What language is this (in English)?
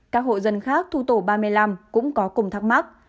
Vietnamese